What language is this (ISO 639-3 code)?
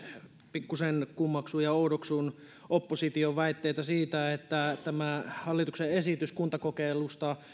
fin